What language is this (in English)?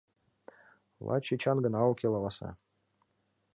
Mari